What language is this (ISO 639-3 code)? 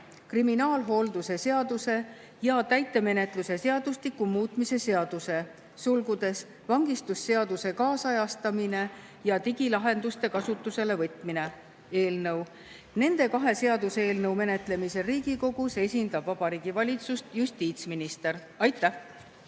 est